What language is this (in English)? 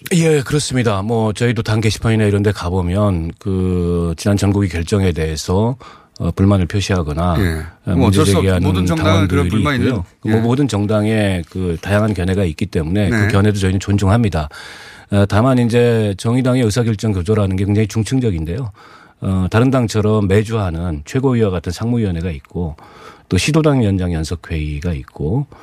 Korean